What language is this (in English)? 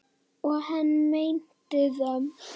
Icelandic